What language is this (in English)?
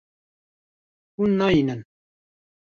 Kurdish